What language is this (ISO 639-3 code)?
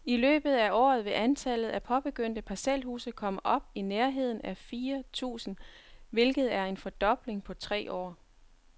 dan